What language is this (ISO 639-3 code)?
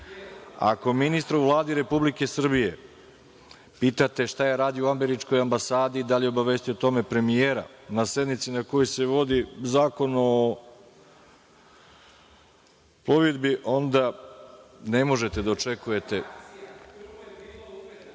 srp